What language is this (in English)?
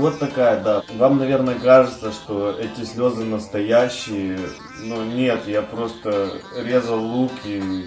Russian